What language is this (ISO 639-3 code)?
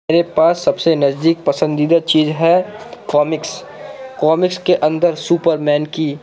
urd